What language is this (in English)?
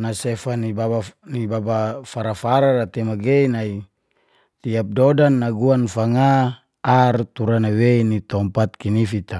Geser-Gorom